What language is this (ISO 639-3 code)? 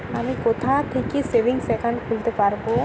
ben